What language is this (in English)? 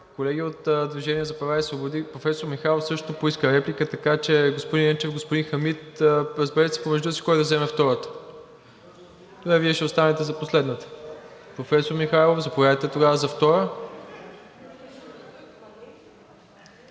Bulgarian